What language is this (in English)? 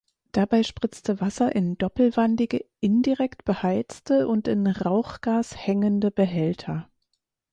German